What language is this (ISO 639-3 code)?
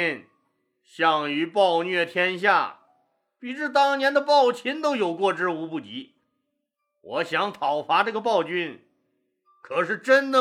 zho